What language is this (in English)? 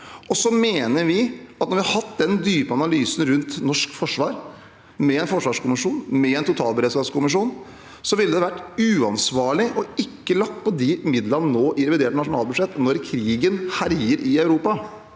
Norwegian